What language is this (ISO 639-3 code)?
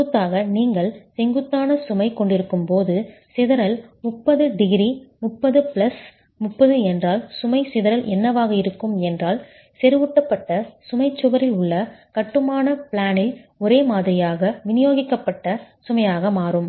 tam